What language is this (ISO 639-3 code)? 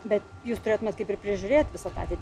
lit